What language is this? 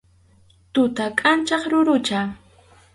Arequipa-La Unión Quechua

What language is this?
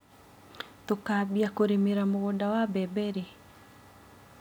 Kikuyu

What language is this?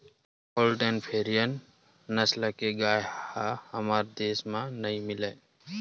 Chhattisgarhi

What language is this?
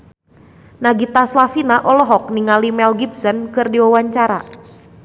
Sundanese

